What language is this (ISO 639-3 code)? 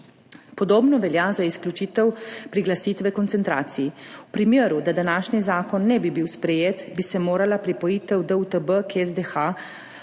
slv